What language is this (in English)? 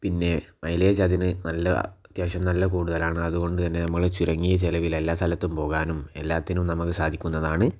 Malayalam